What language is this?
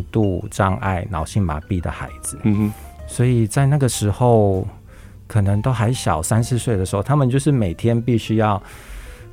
Chinese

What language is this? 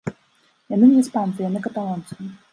Belarusian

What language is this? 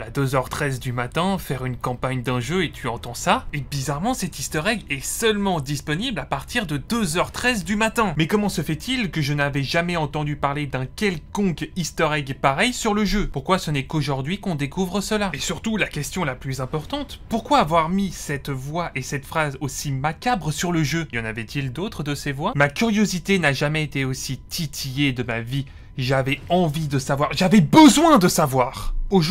French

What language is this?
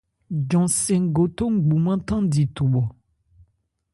Ebrié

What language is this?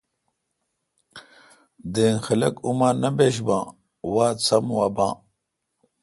Kalkoti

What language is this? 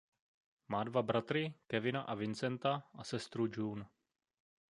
Czech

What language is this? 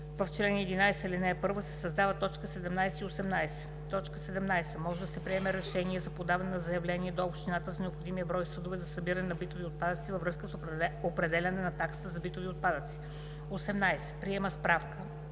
Bulgarian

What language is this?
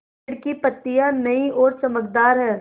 Hindi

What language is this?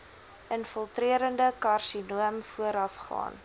Afrikaans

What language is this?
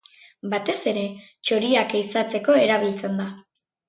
Basque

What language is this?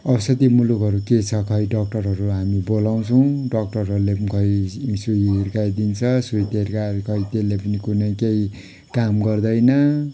Nepali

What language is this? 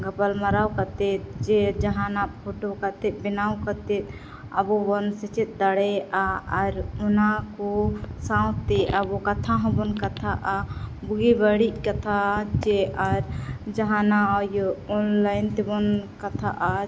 Santali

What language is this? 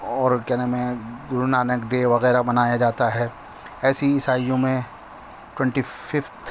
Urdu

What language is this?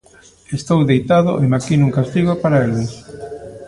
Galician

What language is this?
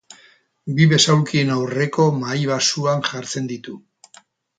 Basque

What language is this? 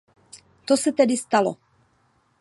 Czech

